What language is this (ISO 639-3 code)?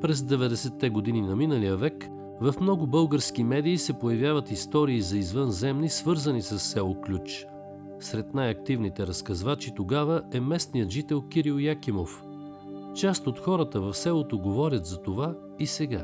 bul